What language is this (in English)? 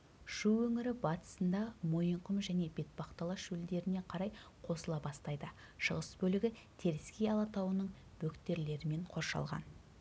Kazakh